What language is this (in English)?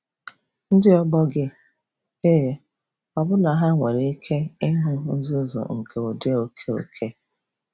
Igbo